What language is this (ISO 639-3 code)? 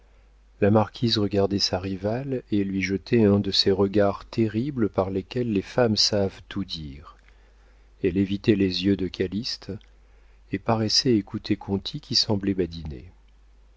fra